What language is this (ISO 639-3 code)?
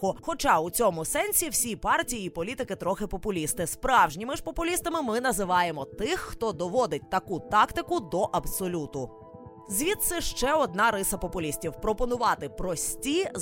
ukr